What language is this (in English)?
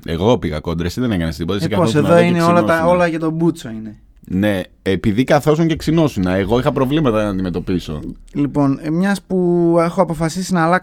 Greek